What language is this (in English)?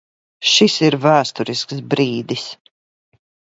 Latvian